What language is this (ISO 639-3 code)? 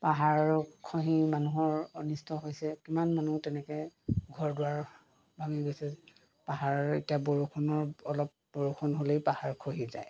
asm